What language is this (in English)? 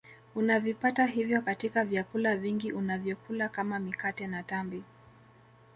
Swahili